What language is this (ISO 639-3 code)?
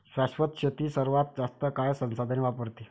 mar